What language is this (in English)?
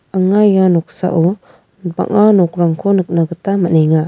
Garo